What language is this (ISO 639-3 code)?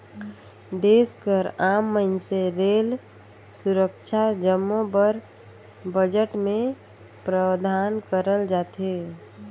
hne